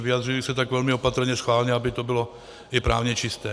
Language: Czech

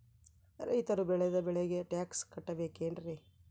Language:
Kannada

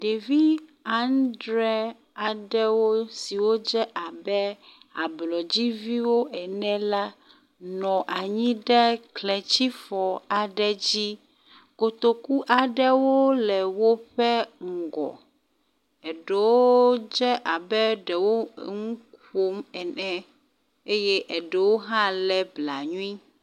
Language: Ewe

